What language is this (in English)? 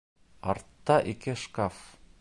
Bashkir